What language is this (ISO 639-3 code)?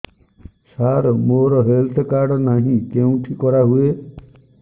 ori